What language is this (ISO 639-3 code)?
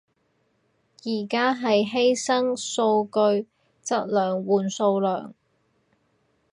yue